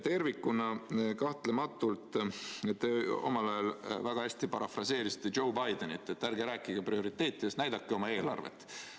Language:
Estonian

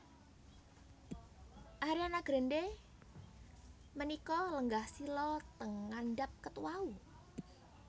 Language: Javanese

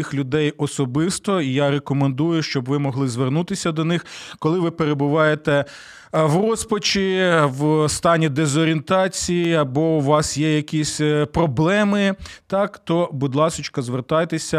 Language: Ukrainian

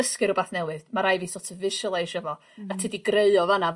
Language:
Welsh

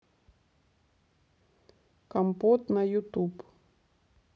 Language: Russian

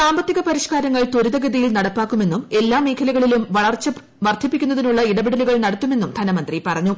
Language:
Malayalam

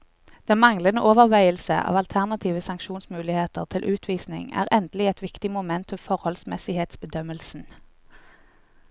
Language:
Norwegian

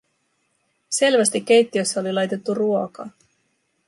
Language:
Finnish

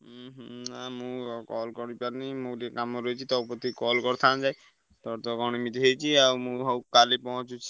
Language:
Odia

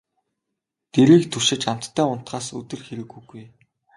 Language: Mongolian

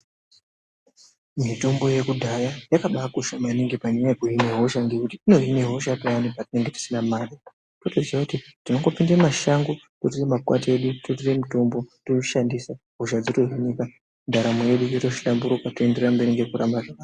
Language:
Ndau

